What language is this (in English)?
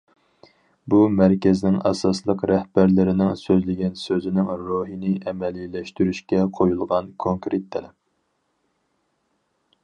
Uyghur